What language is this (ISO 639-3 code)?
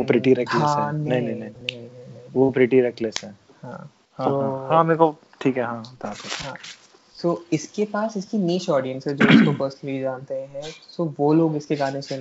hin